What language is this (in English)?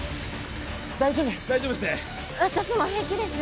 Japanese